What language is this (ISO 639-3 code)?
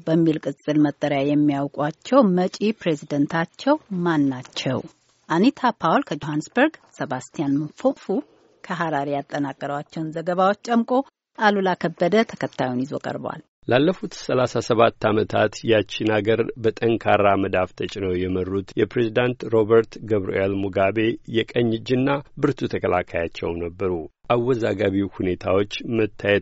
amh